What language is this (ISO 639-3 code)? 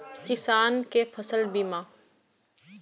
mai